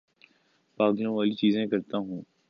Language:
Urdu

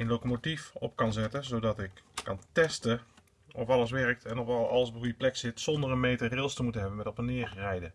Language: Dutch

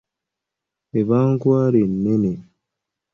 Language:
Ganda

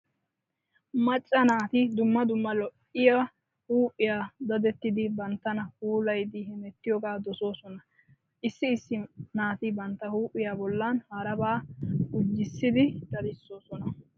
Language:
Wolaytta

